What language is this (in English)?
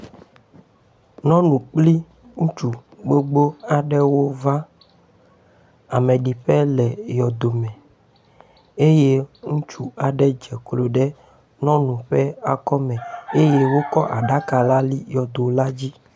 Ewe